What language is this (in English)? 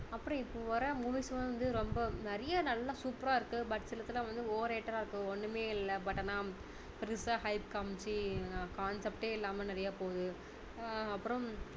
Tamil